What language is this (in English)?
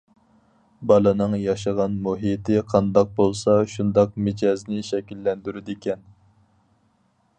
Uyghur